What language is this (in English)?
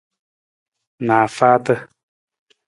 Nawdm